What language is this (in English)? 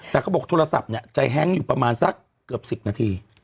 Thai